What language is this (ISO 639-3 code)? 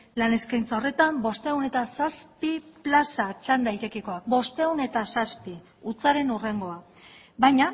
eus